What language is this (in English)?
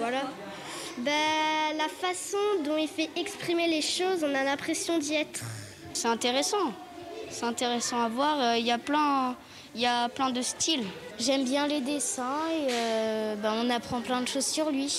French